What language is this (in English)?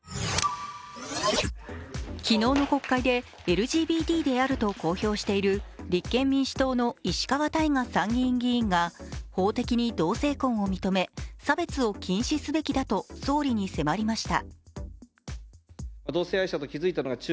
Japanese